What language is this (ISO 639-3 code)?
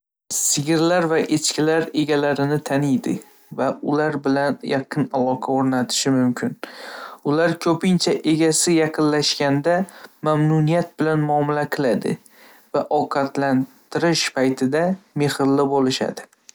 uzb